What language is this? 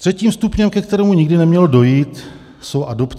Czech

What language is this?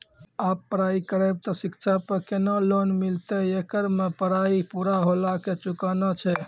Maithili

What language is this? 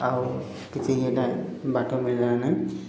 Odia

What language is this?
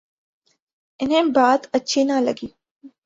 Urdu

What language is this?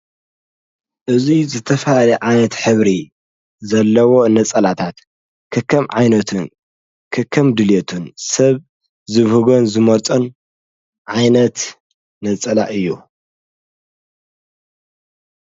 Tigrinya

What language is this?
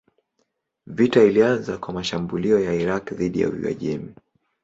Swahili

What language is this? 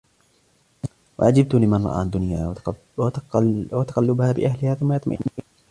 Arabic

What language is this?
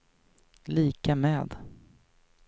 Swedish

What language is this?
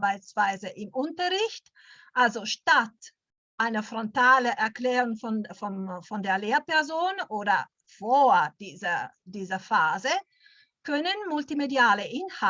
German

